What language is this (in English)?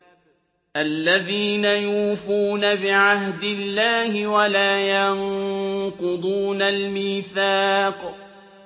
Arabic